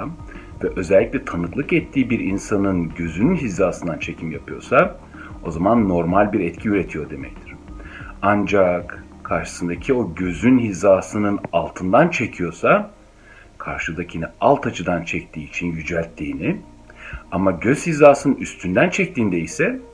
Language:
Turkish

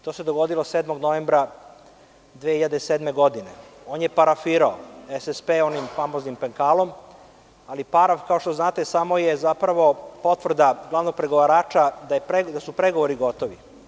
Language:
Serbian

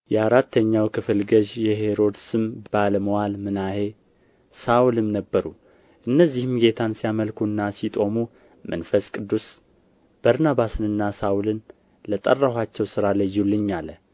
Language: Amharic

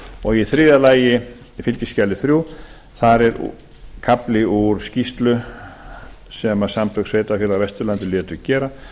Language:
Icelandic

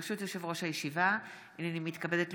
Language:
Hebrew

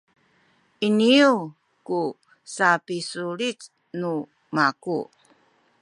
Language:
Sakizaya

